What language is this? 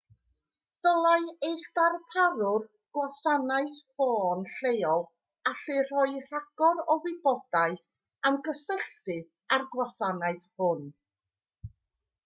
Welsh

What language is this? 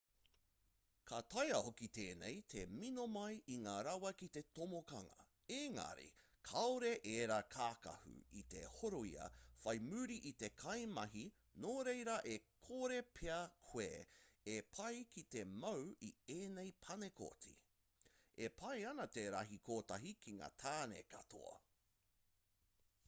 Māori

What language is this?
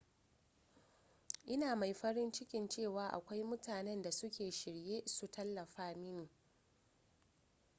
Hausa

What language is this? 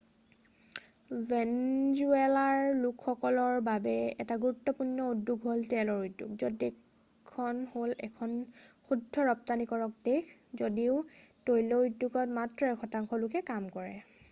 Assamese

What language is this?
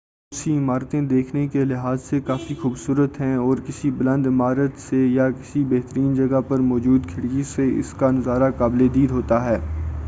Urdu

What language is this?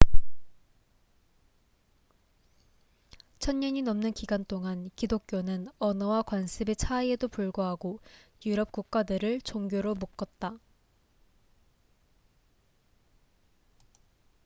Korean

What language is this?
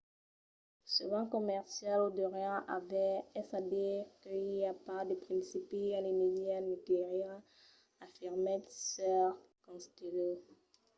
Occitan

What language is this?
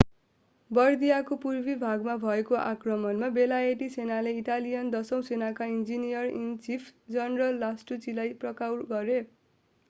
Nepali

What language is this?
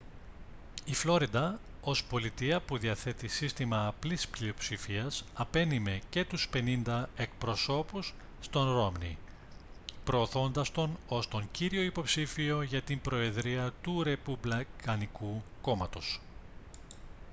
Greek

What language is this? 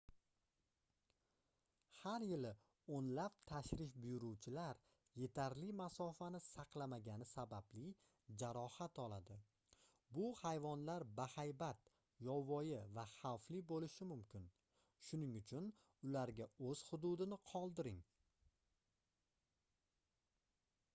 Uzbek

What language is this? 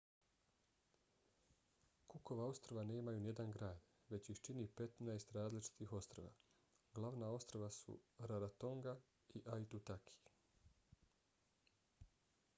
Bosnian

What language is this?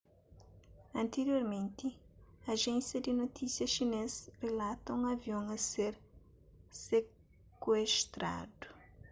Kabuverdianu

